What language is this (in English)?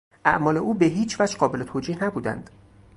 Persian